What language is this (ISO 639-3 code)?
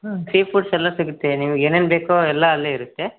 kan